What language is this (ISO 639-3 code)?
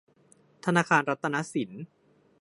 tha